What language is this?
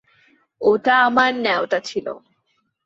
Bangla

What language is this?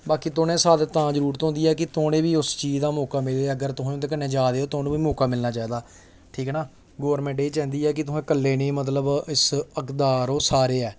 Dogri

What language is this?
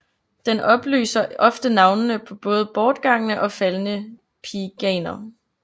Danish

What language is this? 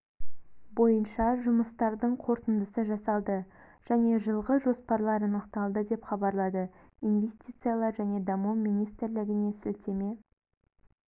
Kazakh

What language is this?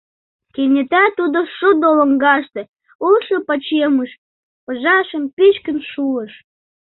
Mari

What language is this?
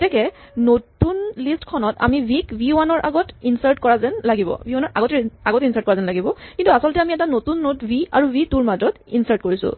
Assamese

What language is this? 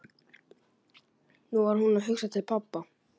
Icelandic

